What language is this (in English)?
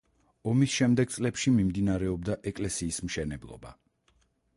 Georgian